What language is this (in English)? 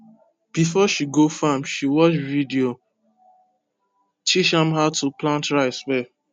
Nigerian Pidgin